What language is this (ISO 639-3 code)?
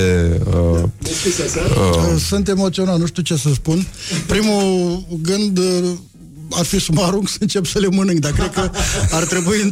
ron